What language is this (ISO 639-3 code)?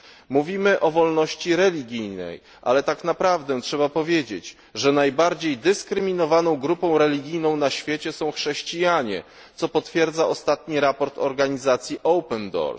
pol